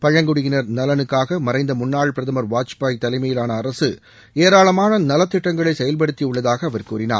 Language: Tamil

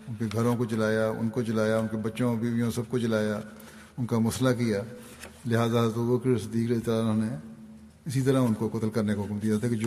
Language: Urdu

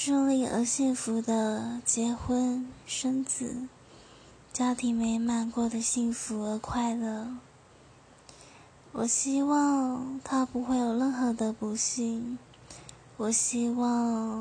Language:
Chinese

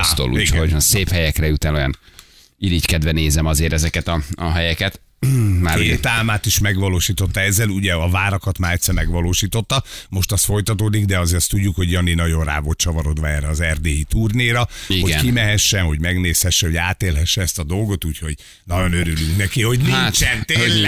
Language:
Hungarian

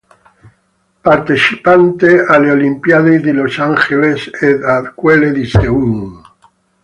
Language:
Italian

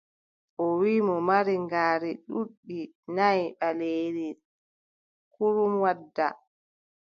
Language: Adamawa Fulfulde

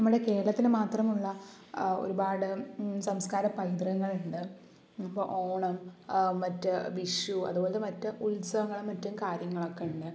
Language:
Malayalam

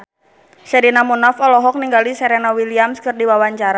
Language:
Sundanese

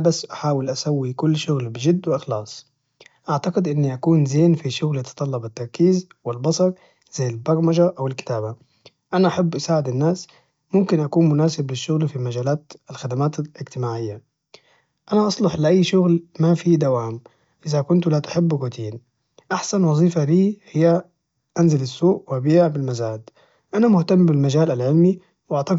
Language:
Najdi Arabic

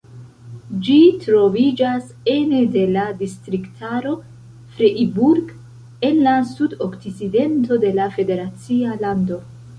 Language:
Esperanto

